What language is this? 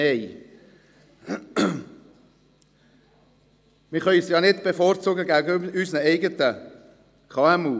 Swiss German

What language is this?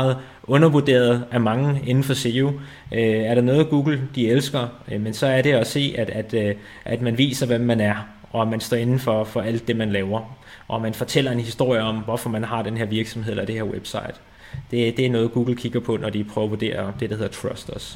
Danish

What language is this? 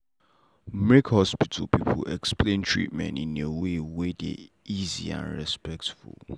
Nigerian Pidgin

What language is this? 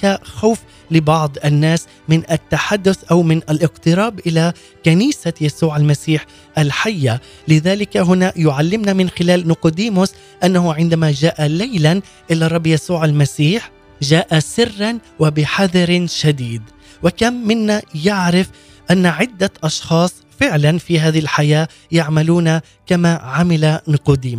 Arabic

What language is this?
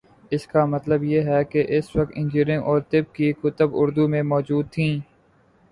Urdu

